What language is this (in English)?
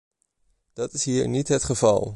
Dutch